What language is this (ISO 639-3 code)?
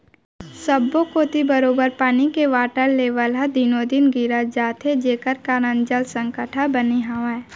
hne